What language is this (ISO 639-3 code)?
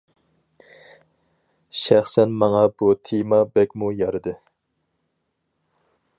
uig